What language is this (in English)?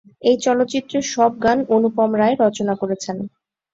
Bangla